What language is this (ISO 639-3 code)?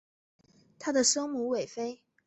zho